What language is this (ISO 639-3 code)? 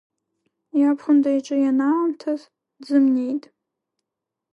abk